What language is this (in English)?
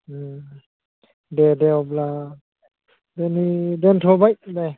Bodo